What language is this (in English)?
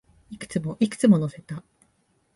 Japanese